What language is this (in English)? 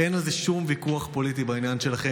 Hebrew